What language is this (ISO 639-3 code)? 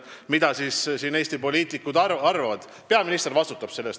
est